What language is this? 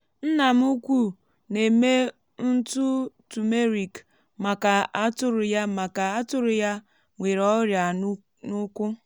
Igbo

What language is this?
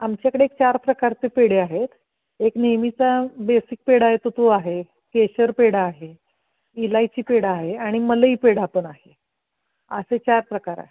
Marathi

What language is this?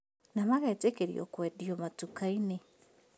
Kikuyu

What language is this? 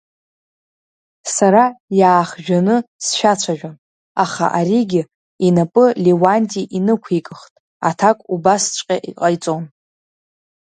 Abkhazian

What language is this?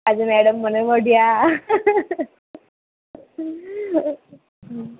Gujarati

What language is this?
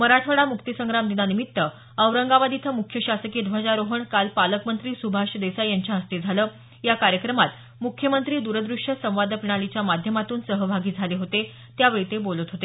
Marathi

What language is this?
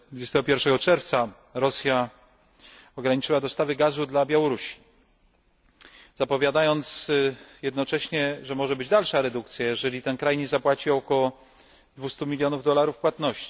Polish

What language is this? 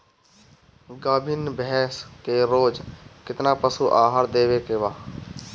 Bhojpuri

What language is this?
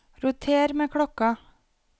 Norwegian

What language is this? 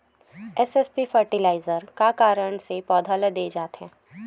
Chhattisgarhi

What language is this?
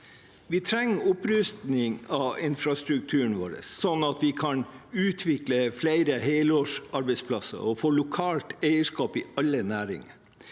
Norwegian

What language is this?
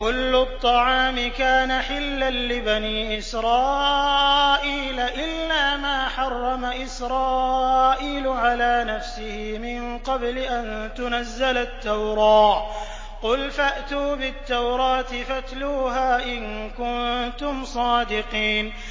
Arabic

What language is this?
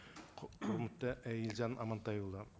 Kazakh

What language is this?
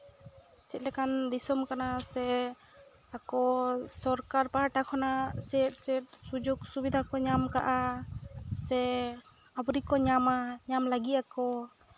Santali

